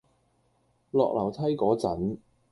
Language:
Cantonese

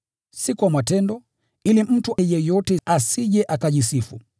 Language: Swahili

